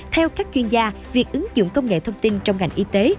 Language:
Vietnamese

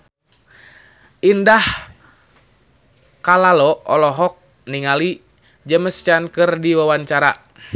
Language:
Sundanese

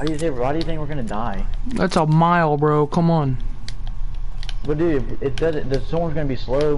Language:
English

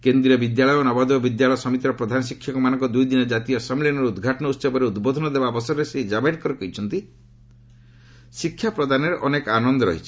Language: Odia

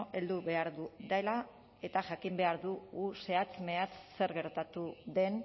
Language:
Basque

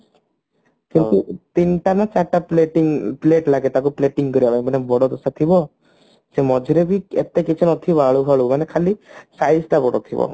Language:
Odia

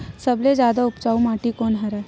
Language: Chhattisgarhi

